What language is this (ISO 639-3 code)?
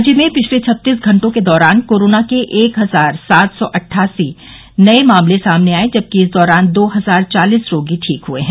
hin